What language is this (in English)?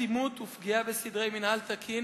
Hebrew